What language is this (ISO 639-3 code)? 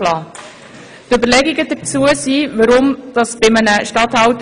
gsw